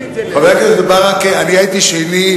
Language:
Hebrew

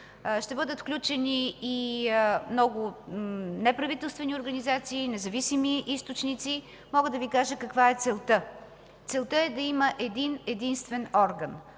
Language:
Bulgarian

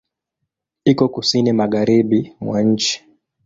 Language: Swahili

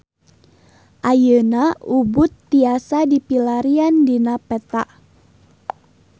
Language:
Sundanese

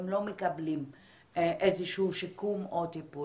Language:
Hebrew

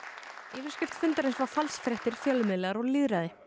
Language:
Icelandic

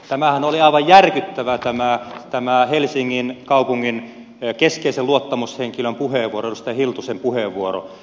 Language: Finnish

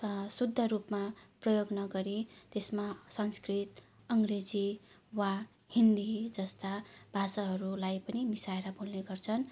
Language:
Nepali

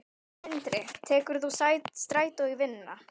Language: Icelandic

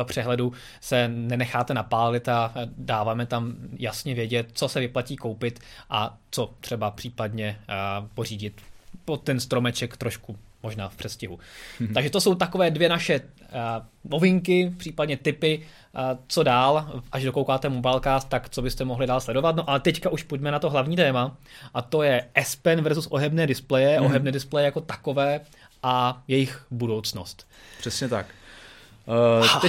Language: Czech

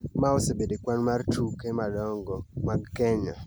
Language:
Luo (Kenya and Tanzania)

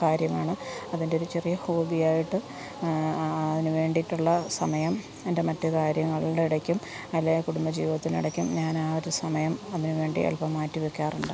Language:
Malayalam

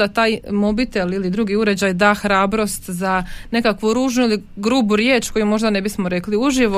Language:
Croatian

